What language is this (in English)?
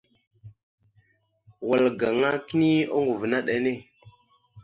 Mada (Cameroon)